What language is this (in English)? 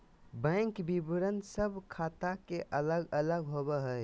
Magahi